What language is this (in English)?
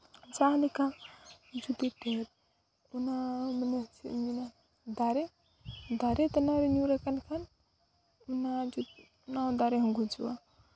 Santali